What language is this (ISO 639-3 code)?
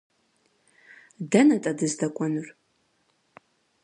kbd